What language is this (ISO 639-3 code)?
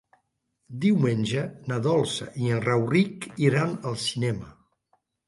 cat